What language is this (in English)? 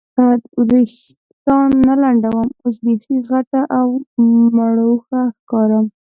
Pashto